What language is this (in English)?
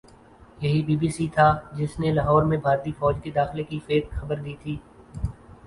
Urdu